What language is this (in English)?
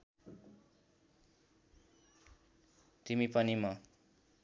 Nepali